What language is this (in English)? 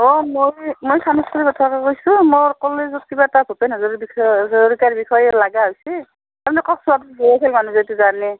Assamese